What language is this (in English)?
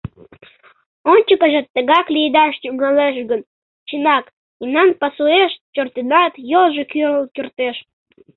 Mari